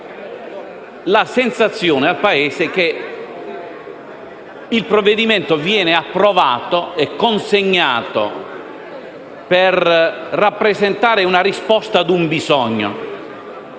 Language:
Italian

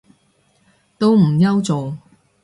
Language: Cantonese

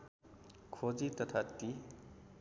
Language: Nepali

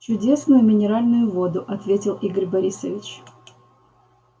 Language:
Russian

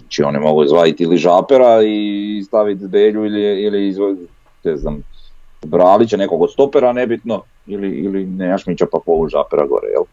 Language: Croatian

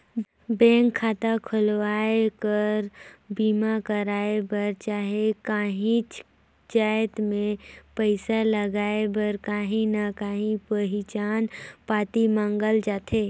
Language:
Chhattisgarhi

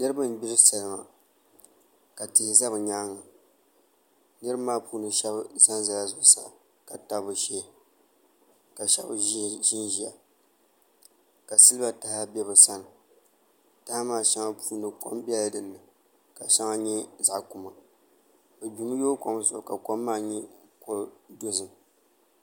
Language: Dagbani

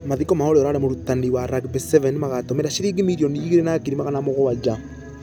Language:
Kikuyu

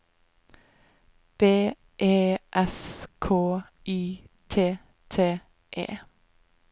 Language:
Norwegian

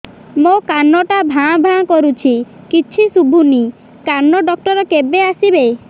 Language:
Odia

